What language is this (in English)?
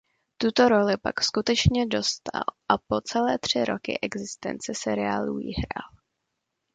Czech